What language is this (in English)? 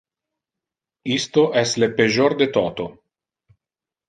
Interlingua